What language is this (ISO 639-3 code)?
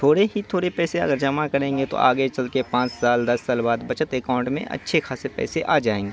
urd